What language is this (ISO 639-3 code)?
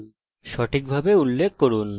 ben